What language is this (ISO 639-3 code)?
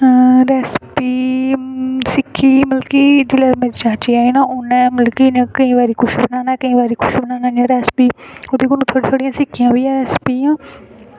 doi